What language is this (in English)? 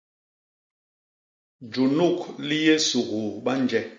Basaa